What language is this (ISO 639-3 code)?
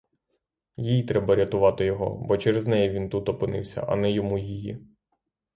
ukr